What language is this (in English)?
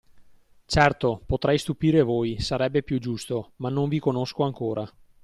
Italian